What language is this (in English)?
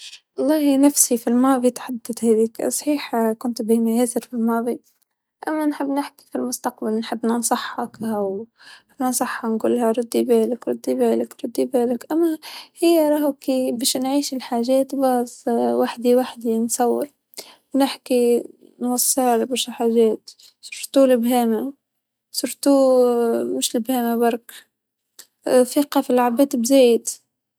Tunisian Arabic